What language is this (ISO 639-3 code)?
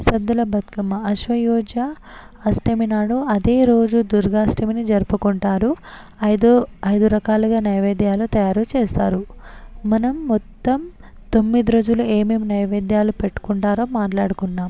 tel